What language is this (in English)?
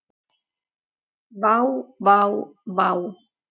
Icelandic